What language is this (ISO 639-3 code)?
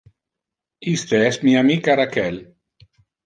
ina